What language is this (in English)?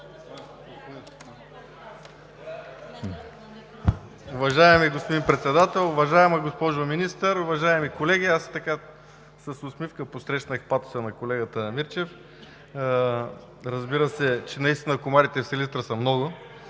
Bulgarian